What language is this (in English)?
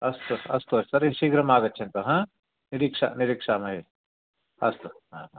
Sanskrit